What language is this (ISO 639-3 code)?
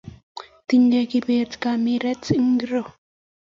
kln